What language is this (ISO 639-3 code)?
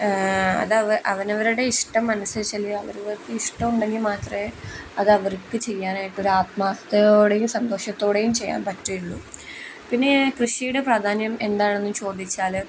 mal